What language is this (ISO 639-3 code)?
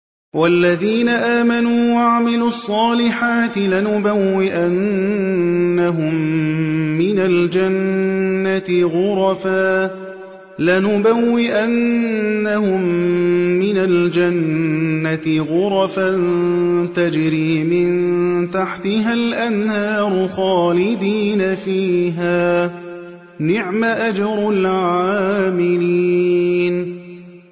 ara